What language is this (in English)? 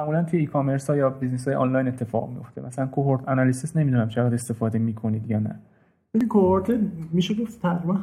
Persian